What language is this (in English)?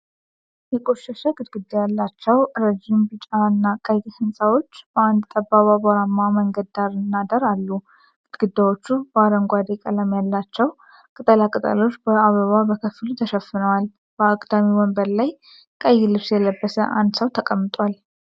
Amharic